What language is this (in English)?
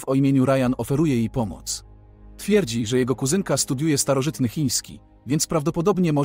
Polish